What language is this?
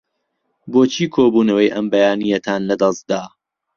Central Kurdish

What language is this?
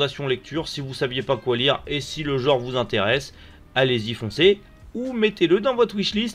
French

